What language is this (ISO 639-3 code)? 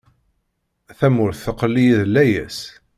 kab